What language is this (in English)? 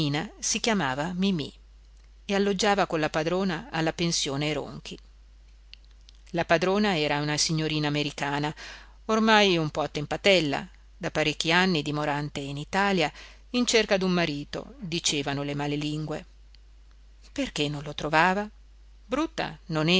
Italian